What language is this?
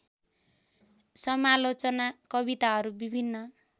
Nepali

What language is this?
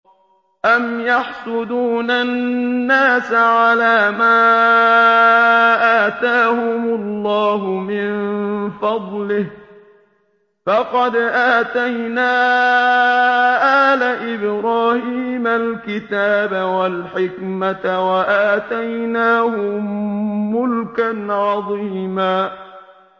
Arabic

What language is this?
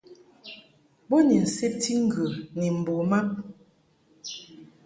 Mungaka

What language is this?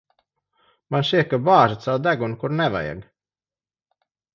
Latvian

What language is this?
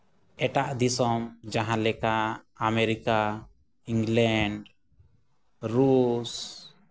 Santali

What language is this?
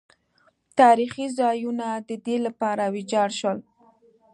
Pashto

